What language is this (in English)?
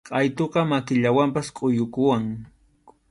Arequipa-La Unión Quechua